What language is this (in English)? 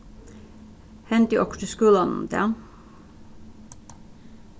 Faroese